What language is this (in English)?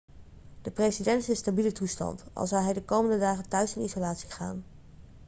Dutch